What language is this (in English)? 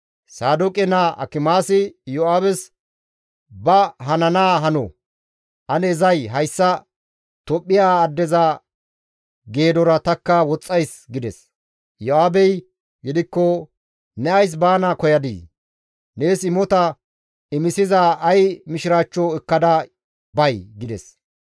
Gamo